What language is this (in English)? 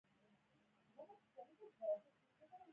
Pashto